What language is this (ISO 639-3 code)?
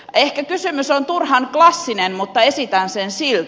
fin